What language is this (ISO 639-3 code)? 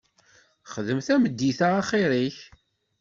kab